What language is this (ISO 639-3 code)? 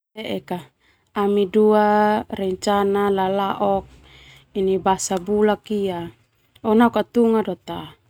twu